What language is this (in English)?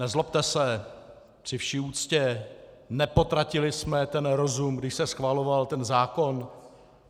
Czech